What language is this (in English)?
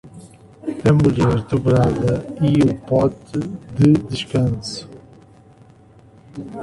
Portuguese